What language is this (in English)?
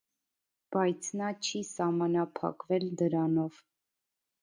Armenian